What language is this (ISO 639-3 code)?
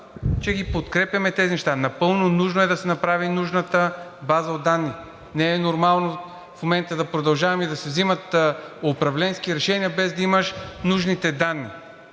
bul